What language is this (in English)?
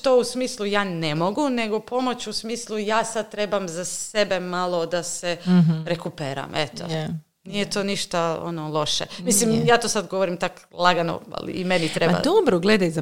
Croatian